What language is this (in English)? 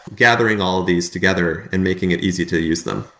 English